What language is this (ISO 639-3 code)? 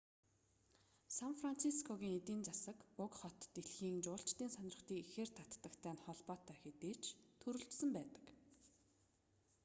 mon